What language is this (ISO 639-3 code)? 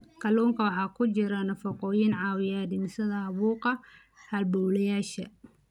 som